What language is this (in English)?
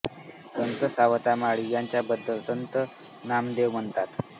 Marathi